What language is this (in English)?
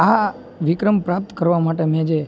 Gujarati